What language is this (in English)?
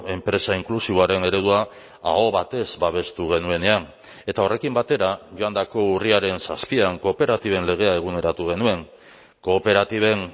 Basque